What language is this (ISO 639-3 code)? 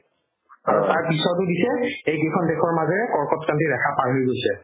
asm